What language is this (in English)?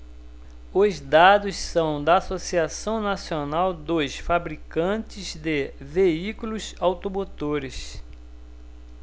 Portuguese